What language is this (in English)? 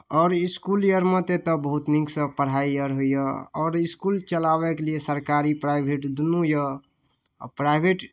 Maithili